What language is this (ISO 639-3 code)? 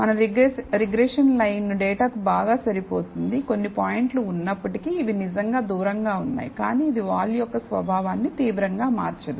tel